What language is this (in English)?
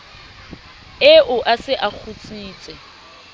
Southern Sotho